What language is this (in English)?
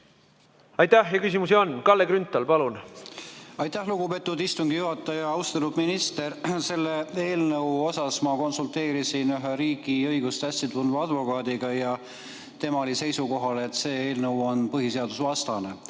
Estonian